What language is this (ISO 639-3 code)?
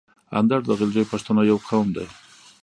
pus